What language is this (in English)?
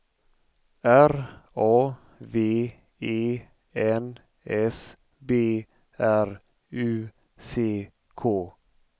Swedish